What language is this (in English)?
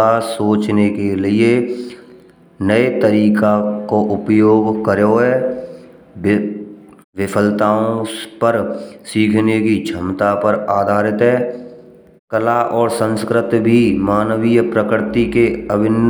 Braj